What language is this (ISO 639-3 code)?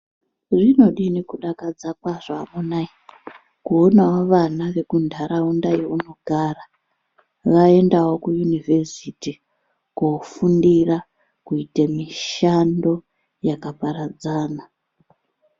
ndc